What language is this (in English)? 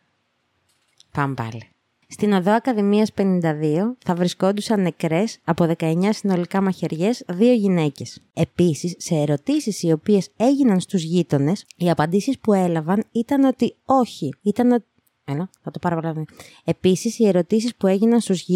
Greek